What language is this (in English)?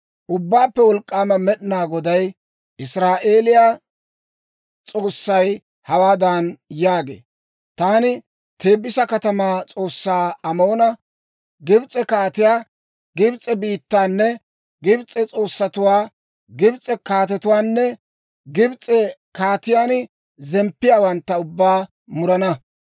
Dawro